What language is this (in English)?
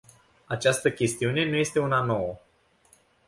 Romanian